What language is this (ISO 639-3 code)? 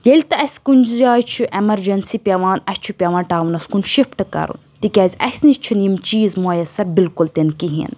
kas